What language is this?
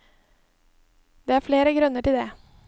Norwegian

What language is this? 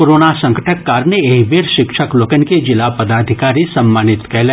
Maithili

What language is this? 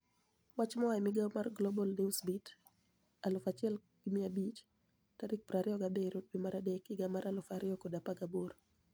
Luo (Kenya and Tanzania)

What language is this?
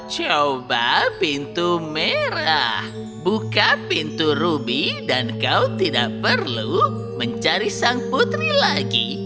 Indonesian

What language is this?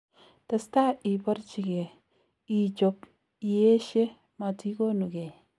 Kalenjin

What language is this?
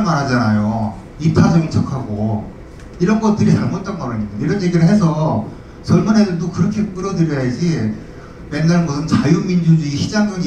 Korean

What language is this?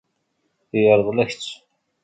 Kabyle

